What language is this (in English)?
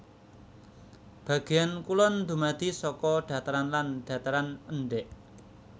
Javanese